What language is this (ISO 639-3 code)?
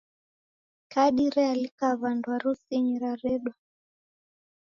dav